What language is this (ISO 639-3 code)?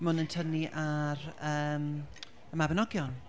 cym